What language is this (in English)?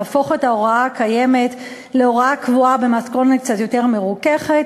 Hebrew